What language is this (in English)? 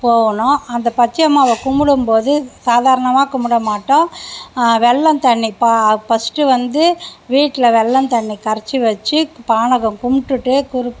Tamil